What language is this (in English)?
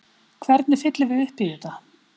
Icelandic